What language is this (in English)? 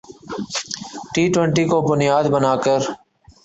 Urdu